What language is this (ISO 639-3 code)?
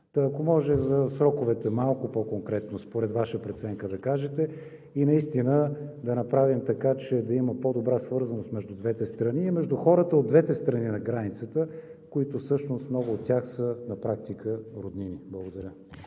bul